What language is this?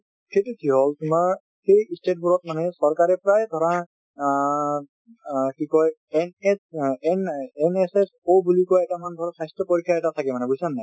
Assamese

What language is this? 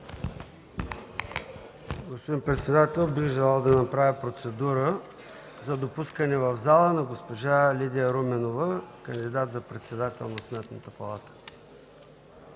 Bulgarian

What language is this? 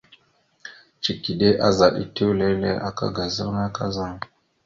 Mada (Cameroon)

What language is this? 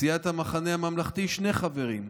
Hebrew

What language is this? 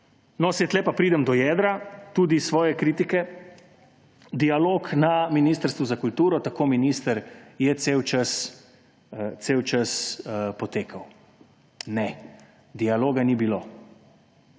Slovenian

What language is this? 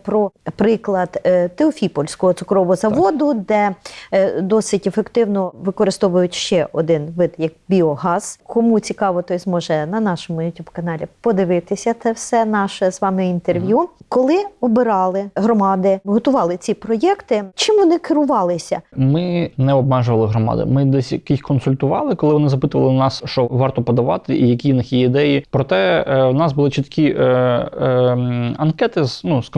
Ukrainian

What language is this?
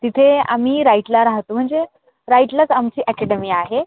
Marathi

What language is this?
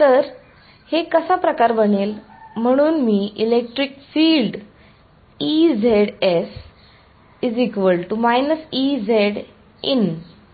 Marathi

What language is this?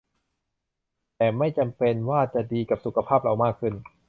Thai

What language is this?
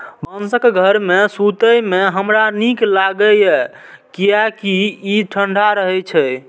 Maithili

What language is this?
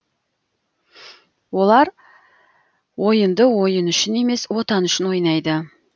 Kazakh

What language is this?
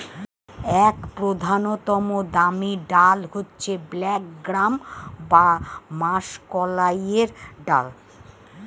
Bangla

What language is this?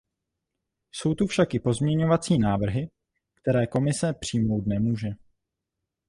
Czech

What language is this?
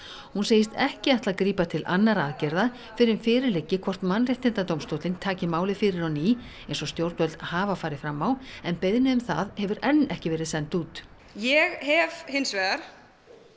Icelandic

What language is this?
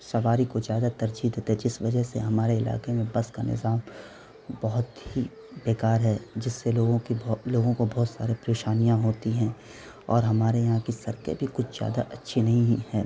Urdu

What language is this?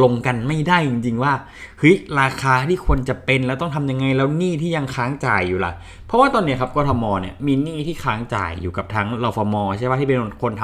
Thai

